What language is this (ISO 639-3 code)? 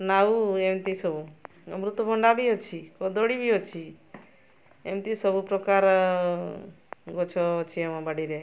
ori